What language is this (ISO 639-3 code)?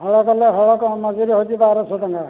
ori